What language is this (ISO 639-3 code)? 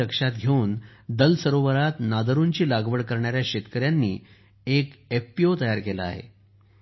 mar